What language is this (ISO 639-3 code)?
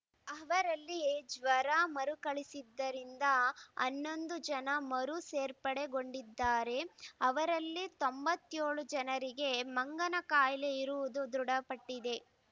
kan